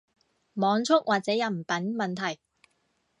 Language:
Cantonese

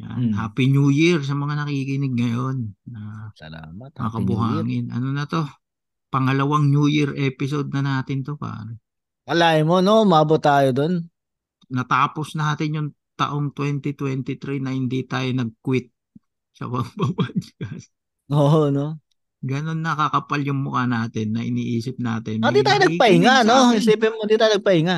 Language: Filipino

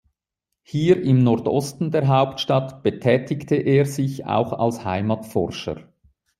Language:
German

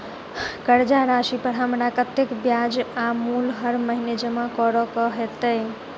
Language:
Maithili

